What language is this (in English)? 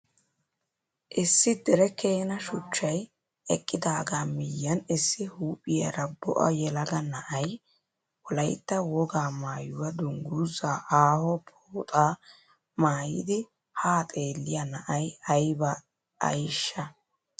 Wolaytta